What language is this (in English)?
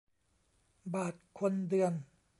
Thai